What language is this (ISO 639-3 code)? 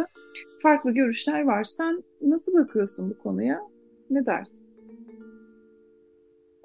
tur